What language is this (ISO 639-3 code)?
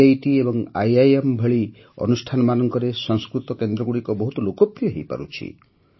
ori